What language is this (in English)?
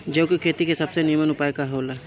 Bhojpuri